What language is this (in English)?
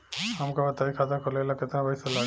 Bhojpuri